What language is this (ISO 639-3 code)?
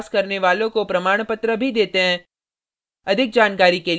hin